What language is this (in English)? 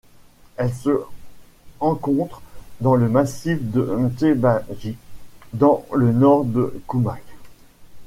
French